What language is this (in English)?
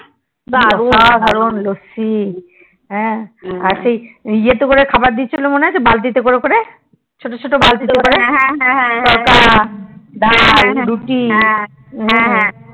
Bangla